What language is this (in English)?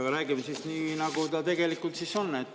Estonian